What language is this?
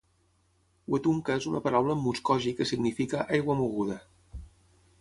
Catalan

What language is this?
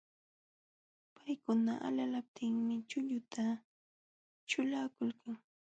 Jauja Wanca Quechua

